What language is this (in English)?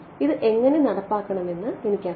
Malayalam